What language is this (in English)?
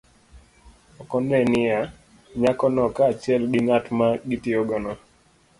Luo (Kenya and Tanzania)